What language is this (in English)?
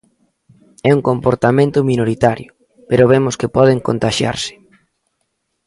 Galician